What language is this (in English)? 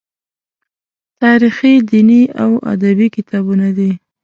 Pashto